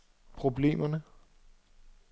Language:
Danish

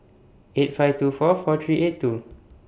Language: English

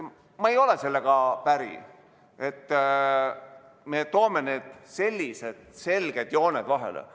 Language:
Estonian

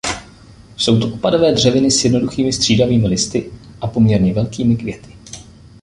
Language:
Czech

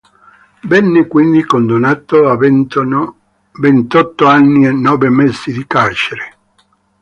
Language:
Italian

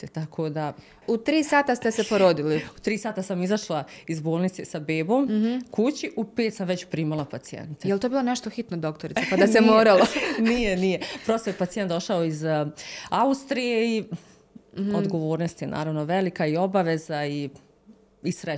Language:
Croatian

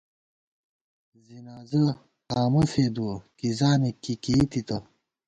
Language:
Gawar-Bati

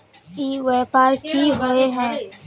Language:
Magahi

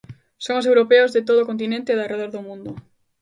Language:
Galician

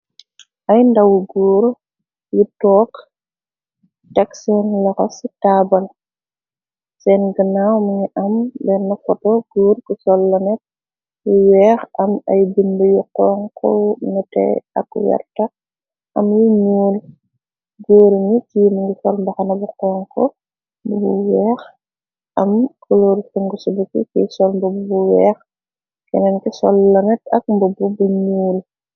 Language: Wolof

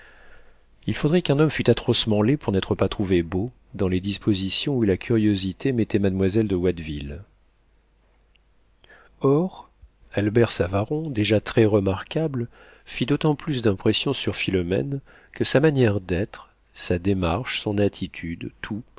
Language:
French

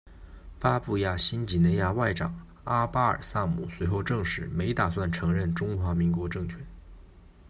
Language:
Chinese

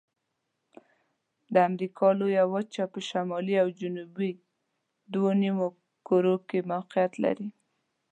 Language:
Pashto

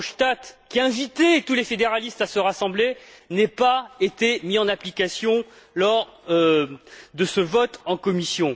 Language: French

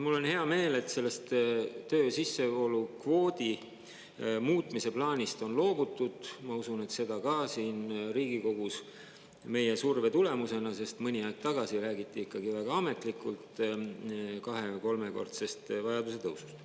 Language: Estonian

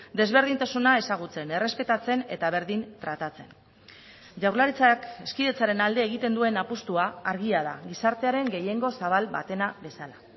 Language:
Basque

